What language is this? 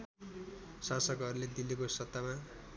Nepali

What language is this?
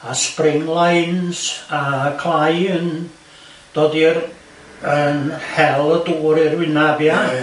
Welsh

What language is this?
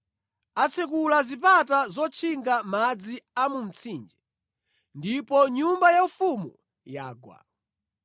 Nyanja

